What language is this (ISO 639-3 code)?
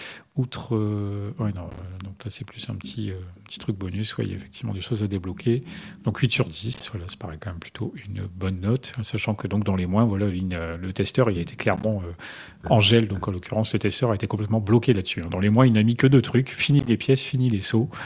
fra